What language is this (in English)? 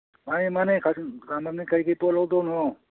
Manipuri